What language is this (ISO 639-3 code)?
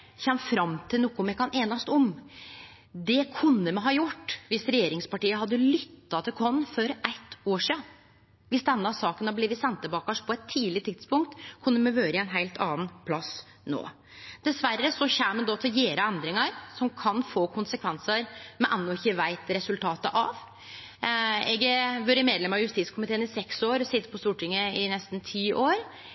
nno